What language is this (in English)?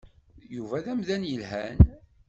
Kabyle